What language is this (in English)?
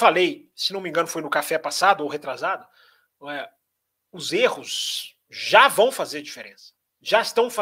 Portuguese